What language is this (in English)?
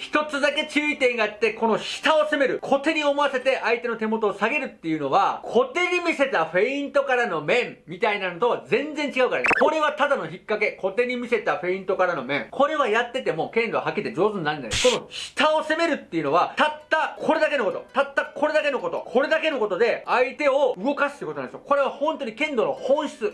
Japanese